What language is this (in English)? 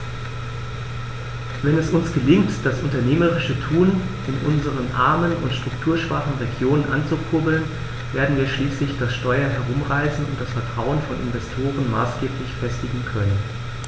German